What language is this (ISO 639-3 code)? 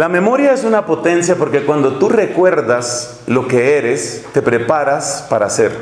spa